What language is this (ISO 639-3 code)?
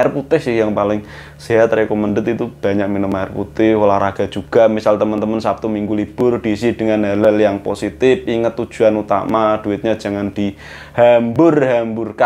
ind